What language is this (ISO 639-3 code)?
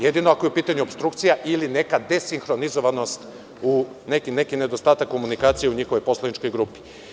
srp